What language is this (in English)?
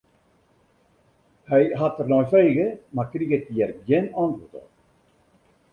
Western Frisian